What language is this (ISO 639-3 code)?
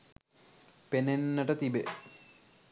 sin